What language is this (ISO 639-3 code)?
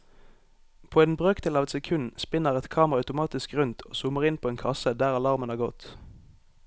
nor